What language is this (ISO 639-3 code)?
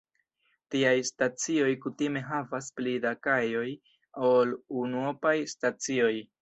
epo